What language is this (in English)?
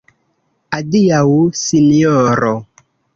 Esperanto